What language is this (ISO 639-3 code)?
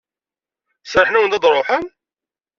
kab